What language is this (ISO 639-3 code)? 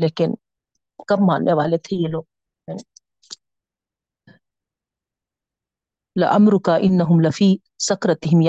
urd